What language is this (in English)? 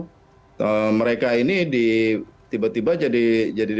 Indonesian